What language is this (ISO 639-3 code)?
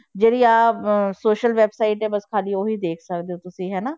pan